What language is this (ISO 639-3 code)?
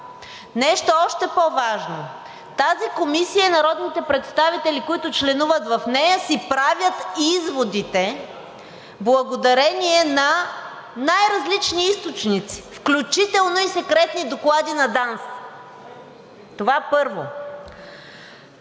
bul